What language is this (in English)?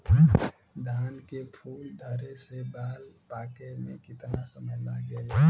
Bhojpuri